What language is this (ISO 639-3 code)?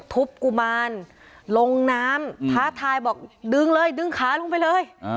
tha